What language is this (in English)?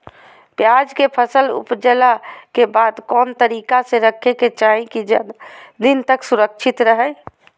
Magahi